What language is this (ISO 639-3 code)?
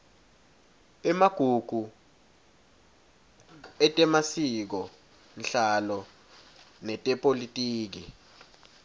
ssw